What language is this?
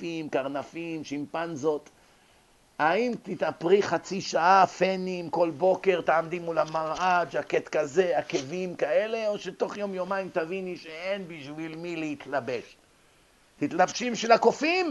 Hebrew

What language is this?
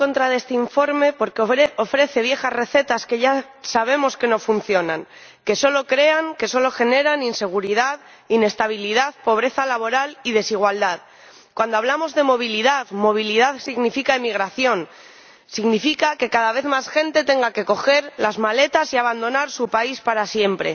Spanish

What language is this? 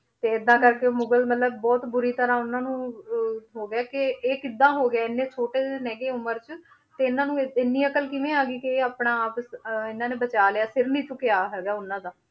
Punjabi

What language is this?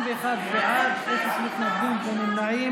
Hebrew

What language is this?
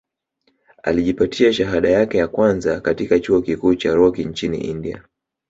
Swahili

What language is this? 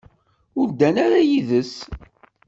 Kabyle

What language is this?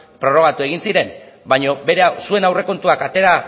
Basque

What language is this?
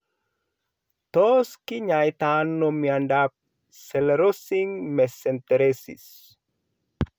Kalenjin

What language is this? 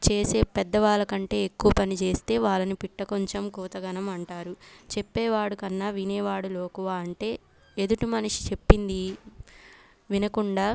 Telugu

